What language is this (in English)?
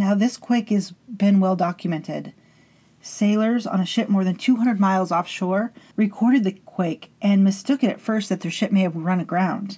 English